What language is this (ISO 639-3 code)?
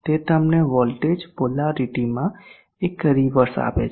guj